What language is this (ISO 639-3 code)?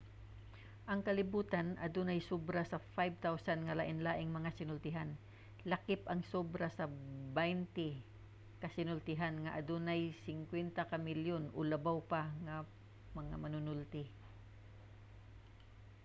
ceb